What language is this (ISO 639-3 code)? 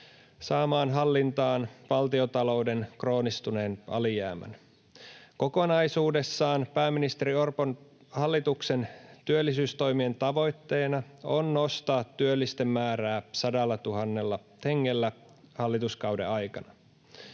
fin